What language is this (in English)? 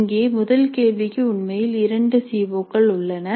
Tamil